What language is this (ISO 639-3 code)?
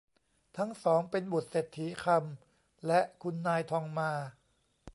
tha